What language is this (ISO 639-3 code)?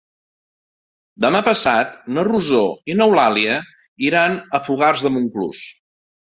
cat